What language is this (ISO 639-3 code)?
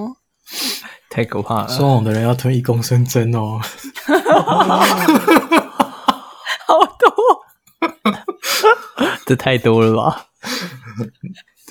zho